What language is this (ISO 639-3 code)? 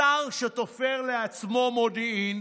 heb